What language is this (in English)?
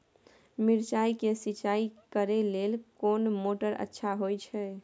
Maithili